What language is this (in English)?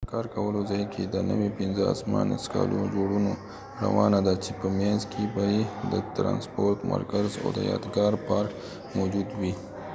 Pashto